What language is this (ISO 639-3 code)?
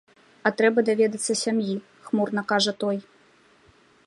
bel